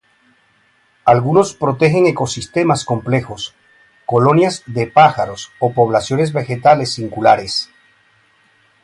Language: Spanish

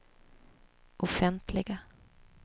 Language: Swedish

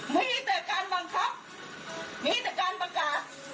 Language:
Thai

